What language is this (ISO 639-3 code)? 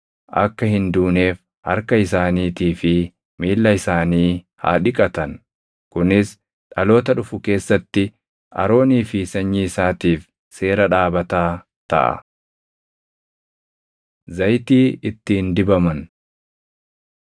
orm